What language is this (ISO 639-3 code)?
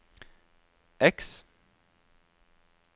nor